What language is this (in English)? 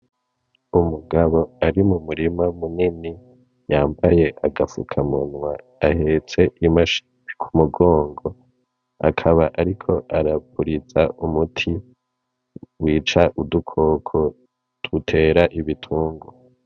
Rundi